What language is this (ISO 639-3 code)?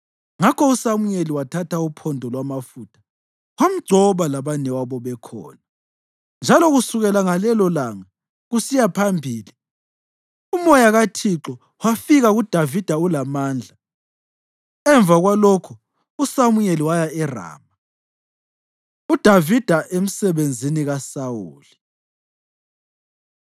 nde